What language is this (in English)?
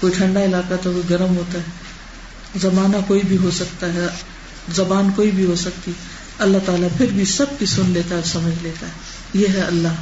Urdu